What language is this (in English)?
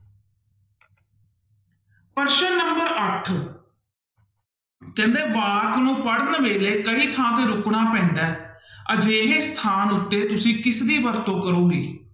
Punjabi